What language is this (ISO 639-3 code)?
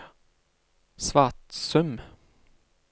nor